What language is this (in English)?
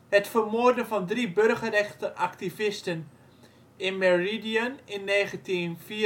Dutch